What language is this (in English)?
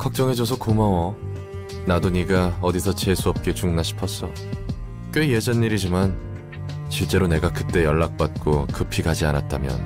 Korean